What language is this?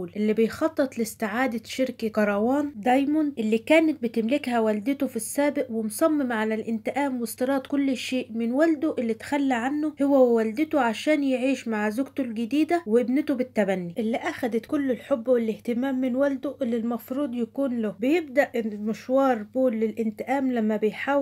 Arabic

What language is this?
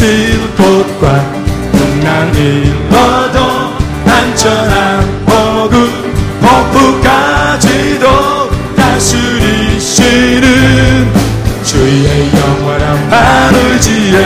Korean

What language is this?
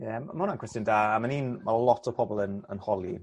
Welsh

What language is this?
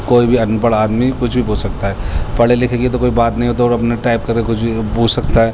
Urdu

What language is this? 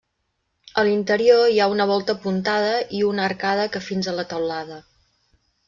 Catalan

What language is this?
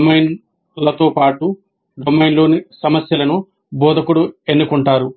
Telugu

